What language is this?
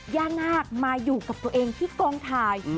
Thai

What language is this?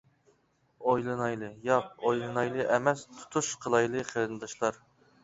Uyghur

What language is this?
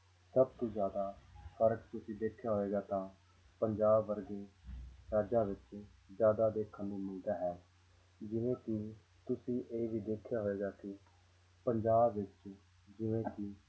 Punjabi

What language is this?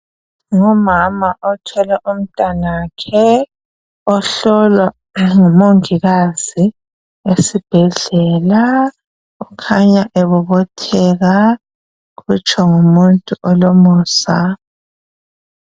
North Ndebele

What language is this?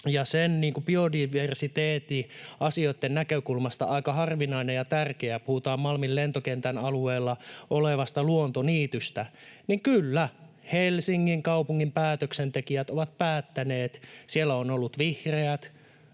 Finnish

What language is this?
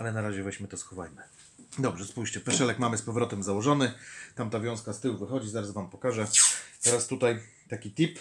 Polish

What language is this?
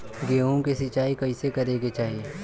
Bhojpuri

